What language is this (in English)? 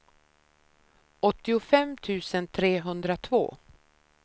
Swedish